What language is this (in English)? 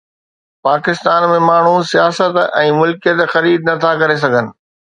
Sindhi